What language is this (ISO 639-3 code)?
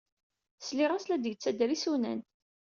kab